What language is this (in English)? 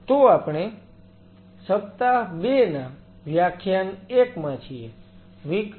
Gujarati